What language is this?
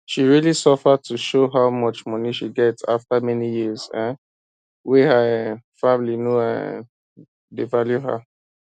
Nigerian Pidgin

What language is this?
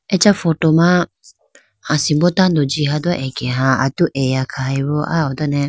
Idu-Mishmi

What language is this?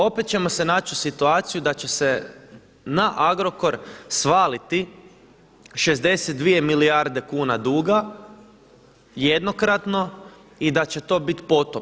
Croatian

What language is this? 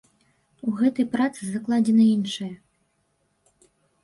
Belarusian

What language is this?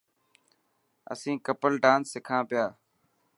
Dhatki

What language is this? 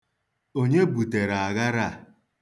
Igbo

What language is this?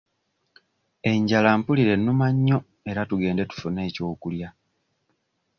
Ganda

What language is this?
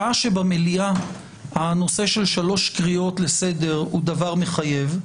Hebrew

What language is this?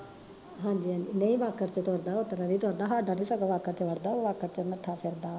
Punjabi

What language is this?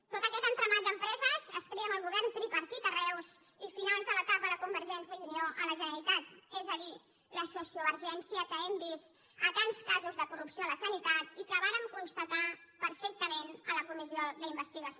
Catalan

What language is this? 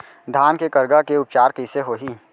Chhattisgarhi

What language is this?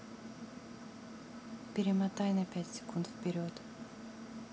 Russian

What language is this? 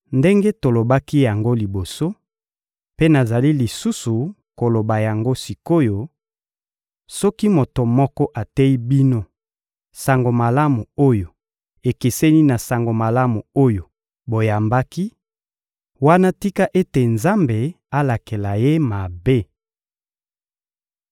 Lingala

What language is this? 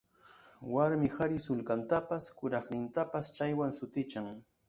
Ambo-Pasco Quechua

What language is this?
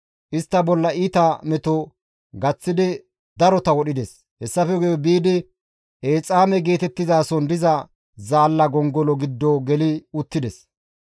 Gamo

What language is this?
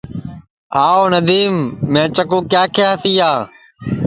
Sansi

